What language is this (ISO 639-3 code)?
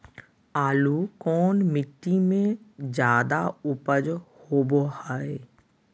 mag